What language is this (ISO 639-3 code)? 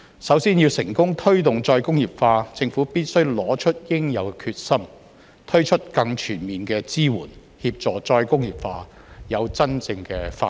yue